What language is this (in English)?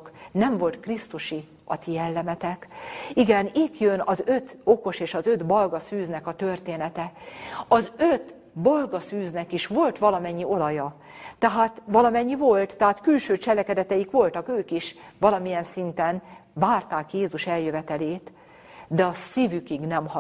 Hungarian